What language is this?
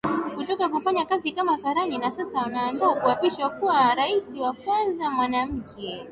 Swahili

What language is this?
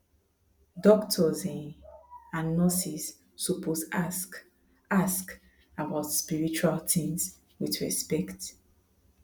Nigerian Pidgin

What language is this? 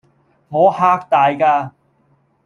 Cantonese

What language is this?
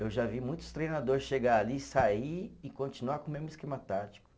Portuguese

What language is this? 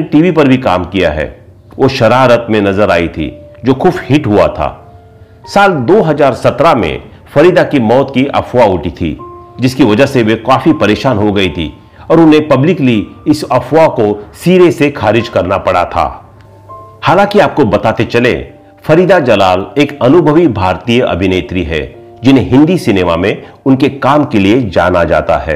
Hindi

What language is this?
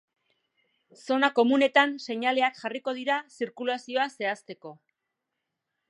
Basque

